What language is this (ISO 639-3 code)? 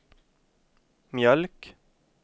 swe